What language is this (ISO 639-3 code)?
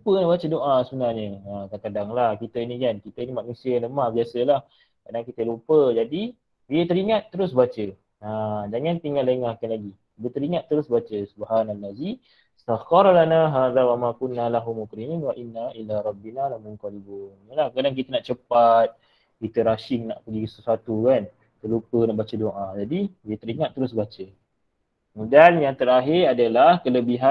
msa